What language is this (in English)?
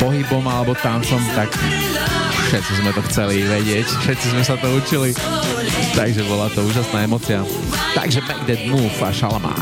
Slovak